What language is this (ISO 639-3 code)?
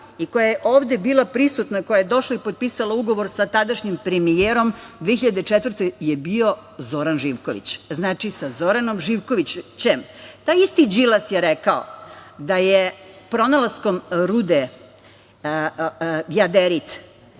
srp